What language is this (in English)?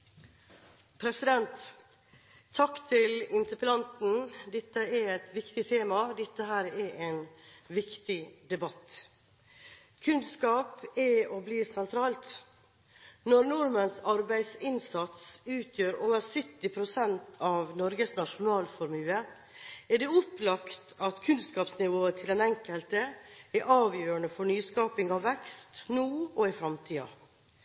Norwegian